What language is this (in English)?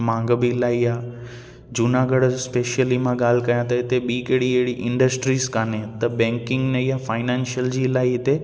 Sindhi